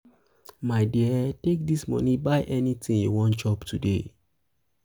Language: Nigerian Pidgin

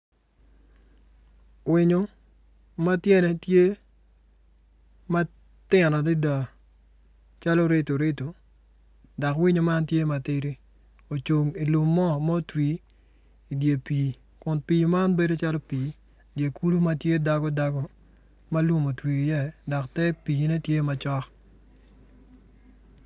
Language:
Acoli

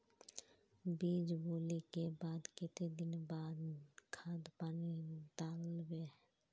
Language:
Magahi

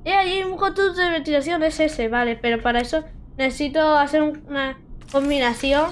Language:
Spanish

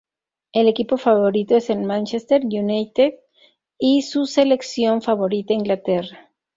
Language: Spanish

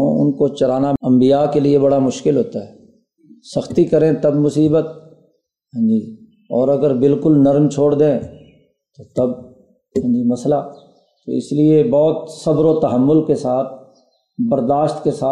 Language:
Urdu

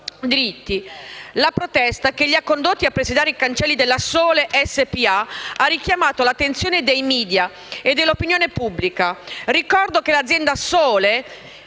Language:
Italian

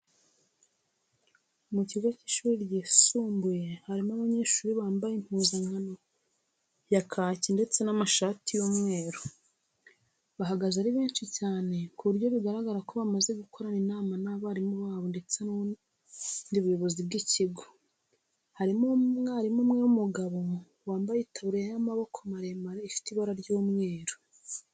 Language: Kinyarwanda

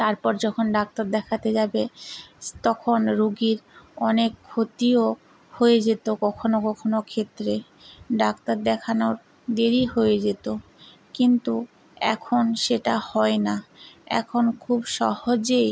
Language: Bangla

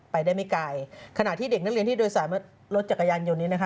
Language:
Thai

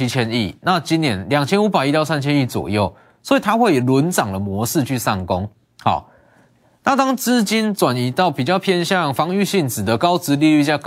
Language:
Chinese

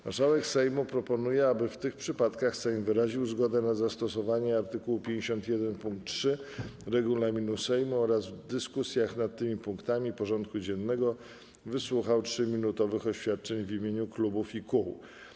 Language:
Polish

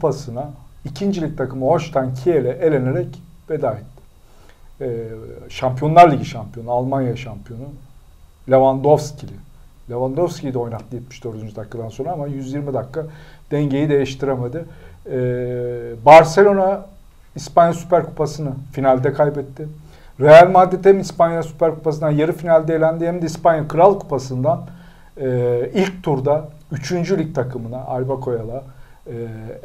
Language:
Turkish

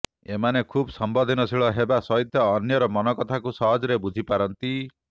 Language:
Odia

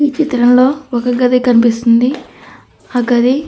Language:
Telugu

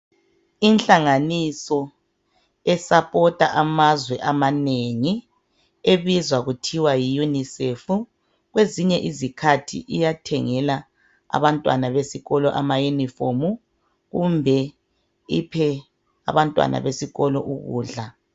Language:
North Ndebele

